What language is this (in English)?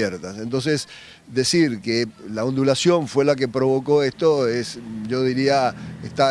Spanish